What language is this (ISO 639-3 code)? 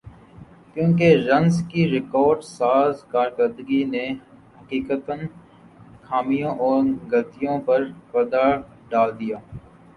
urd